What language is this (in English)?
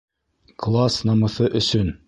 Bashkir